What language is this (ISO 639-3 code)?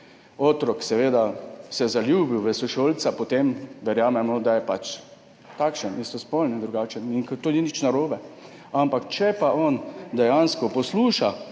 slv